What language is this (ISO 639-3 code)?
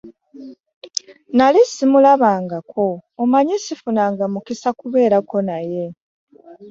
lug